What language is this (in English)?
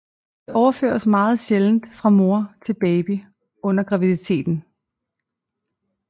Danish